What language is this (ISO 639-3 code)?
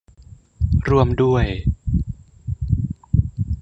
tha